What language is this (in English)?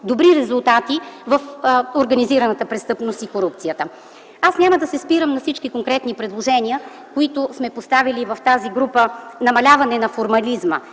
Bulgarian